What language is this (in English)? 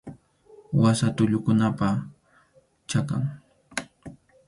Arequipa-La Unión Quechua